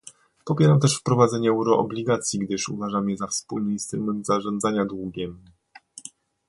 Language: Polish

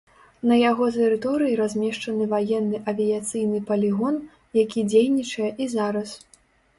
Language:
Belarusian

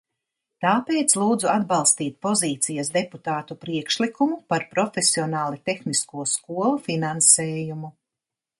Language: Latvian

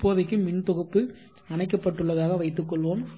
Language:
Tamil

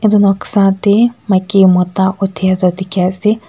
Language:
Naga Pidgin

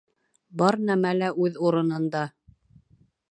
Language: Bashkir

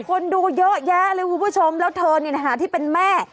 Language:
Thai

